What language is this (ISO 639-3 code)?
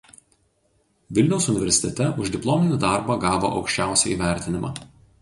lit